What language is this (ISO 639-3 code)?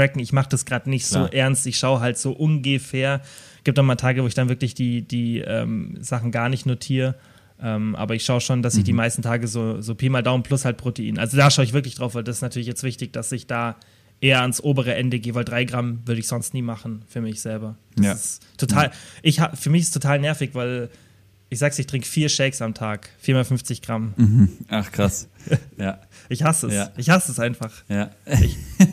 deu